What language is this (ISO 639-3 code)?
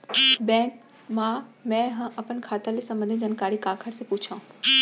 hne